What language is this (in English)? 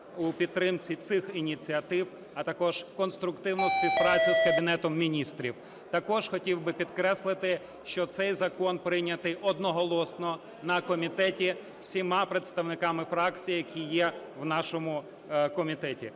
Ukrainian